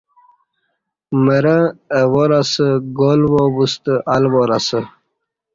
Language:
Kati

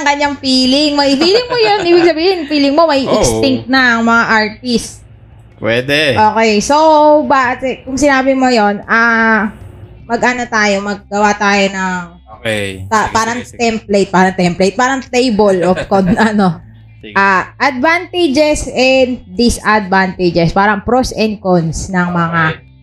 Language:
Filipino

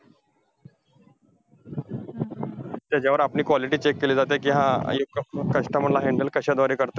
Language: Marathi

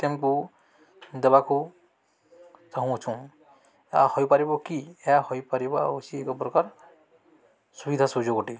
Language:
Odia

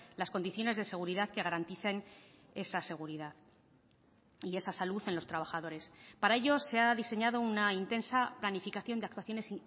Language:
Spanish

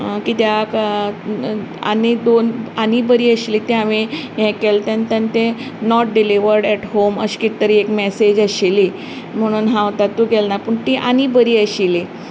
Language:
Konkani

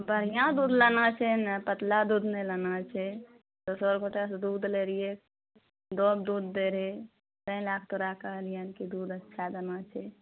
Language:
Maithili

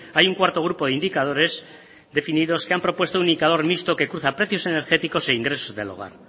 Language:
Spanish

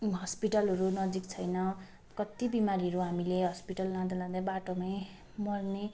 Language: Nepali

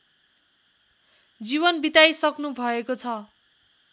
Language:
Nepali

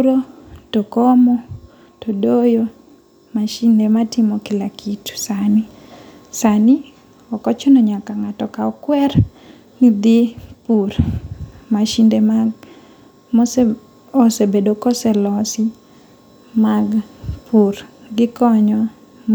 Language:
Luo (Kenya and Tanzania)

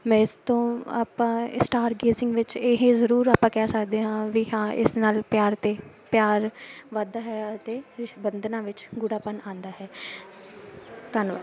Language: Punjabi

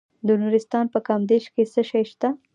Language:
Pashto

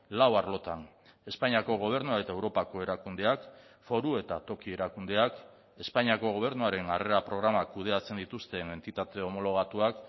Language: Basque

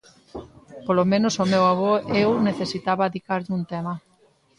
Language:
Galician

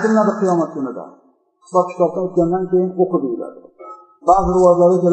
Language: Turkish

